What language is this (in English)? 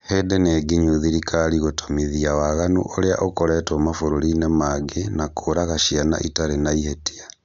Kikuyu